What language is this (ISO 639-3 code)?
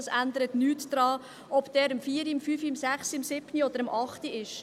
gsw